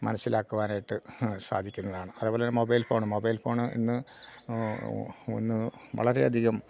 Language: Malayalam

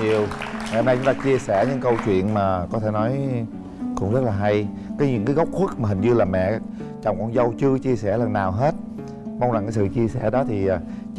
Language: Vietnamese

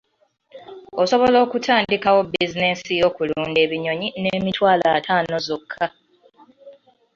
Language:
Ganda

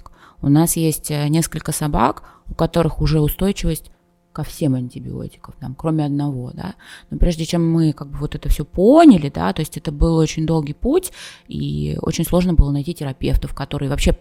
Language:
Russian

